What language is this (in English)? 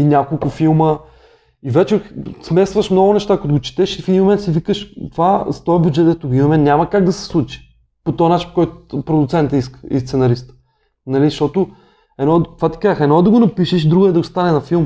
Bulgarian